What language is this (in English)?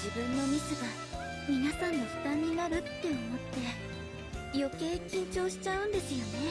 Japanese